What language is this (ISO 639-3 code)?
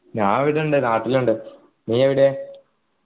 mal